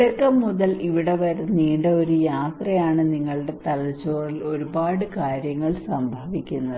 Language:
Malayalam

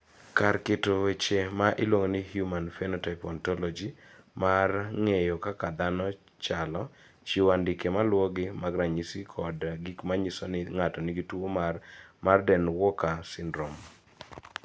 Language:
Luo (Kenya and Tanzania)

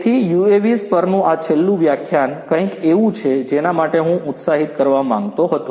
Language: Gujarati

